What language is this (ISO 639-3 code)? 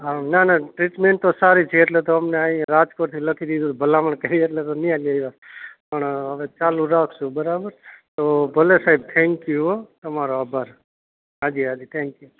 guj